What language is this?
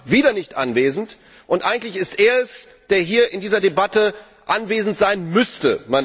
German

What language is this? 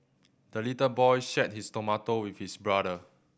English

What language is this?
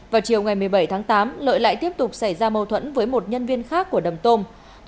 Vietnamese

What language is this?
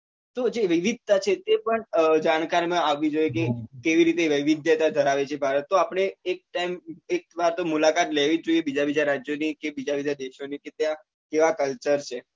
Gujarati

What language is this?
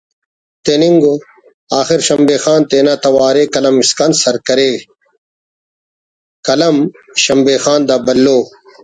Brahui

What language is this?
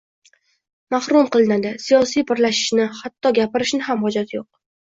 Uzbek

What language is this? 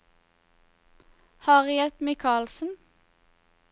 Norwegian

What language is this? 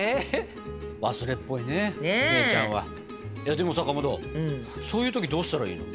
Japanese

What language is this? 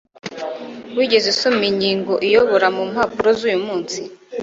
Kinyarwanda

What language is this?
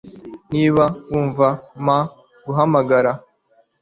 Kinyarwanda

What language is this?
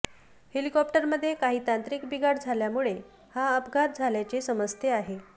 Marathi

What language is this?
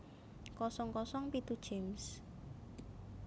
Javanese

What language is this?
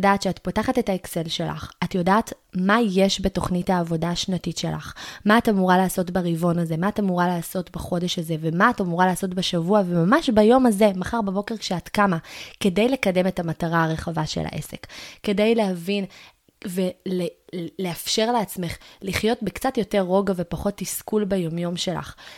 Hebrew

